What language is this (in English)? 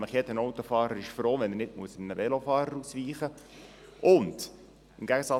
Swiss German